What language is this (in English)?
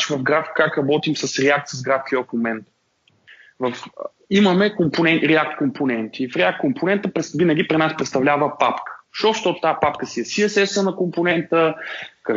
Bulgarian